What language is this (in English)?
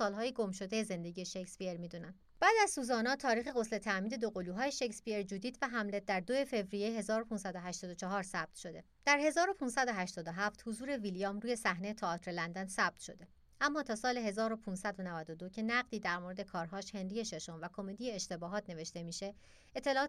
Persian